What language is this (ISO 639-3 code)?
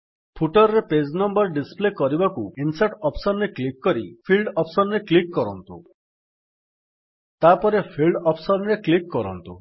ori